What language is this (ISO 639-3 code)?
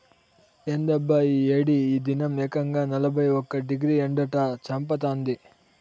tel